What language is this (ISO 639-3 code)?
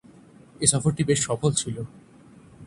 ben